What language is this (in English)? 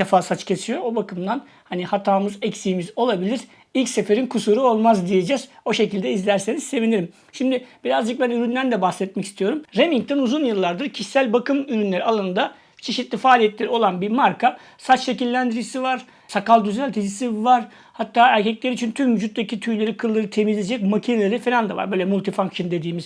Turkish